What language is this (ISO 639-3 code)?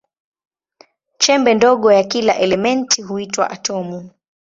swa